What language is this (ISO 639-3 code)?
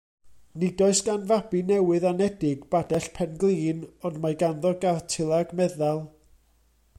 cym